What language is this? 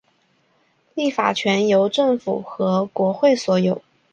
Chinese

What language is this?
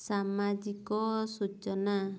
Odia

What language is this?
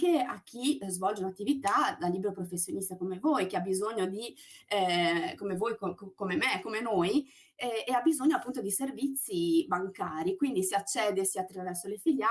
Italian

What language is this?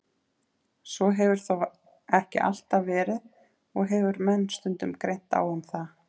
Icelandic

